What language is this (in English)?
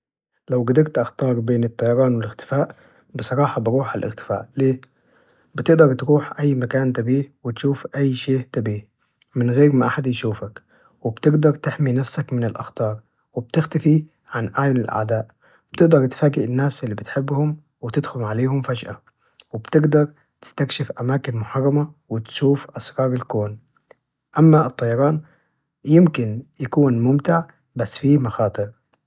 Najdi Arabic